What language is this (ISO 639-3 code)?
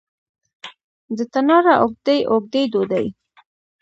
pus